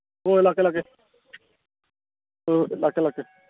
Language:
Manipuri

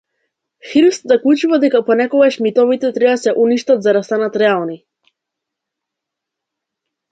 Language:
Macedonian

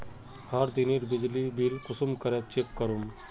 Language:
Magahi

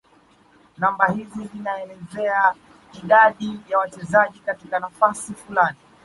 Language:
Swahili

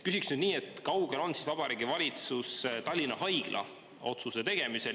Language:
Estonian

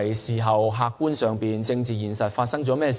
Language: Cantonese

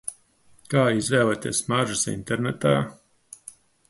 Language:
Latvian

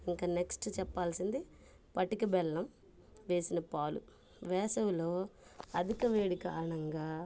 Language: Telugu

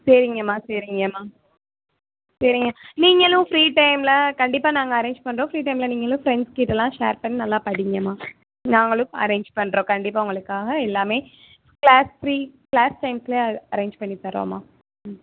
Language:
Tamil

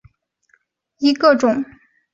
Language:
Chinese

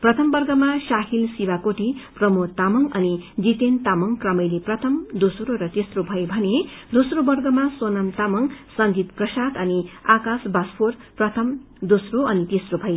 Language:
Nepali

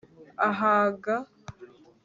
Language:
Kinyarwanda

